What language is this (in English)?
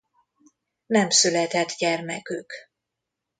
Hungarian